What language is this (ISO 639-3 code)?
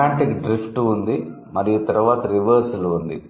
tel